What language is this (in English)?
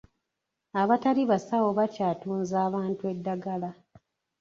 Ganda